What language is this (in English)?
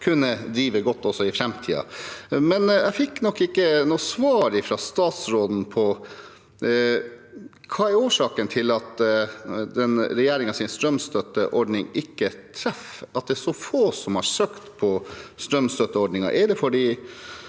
Norwegian